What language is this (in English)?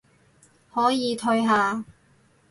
Cantonese